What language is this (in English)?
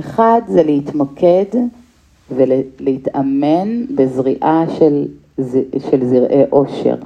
Hebrew